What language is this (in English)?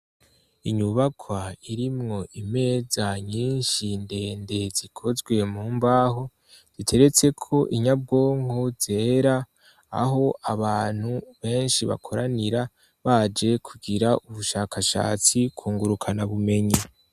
Rundi